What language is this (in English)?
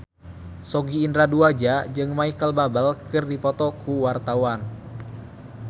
Sundanese